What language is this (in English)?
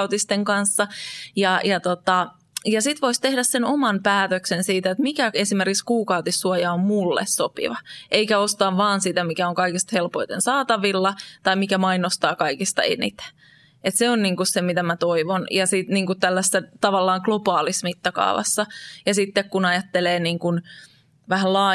Finnish